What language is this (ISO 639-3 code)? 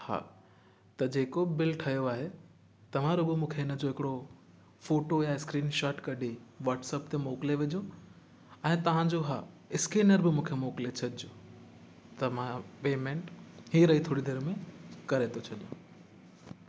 snd